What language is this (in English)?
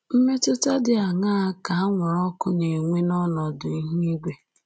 Igbo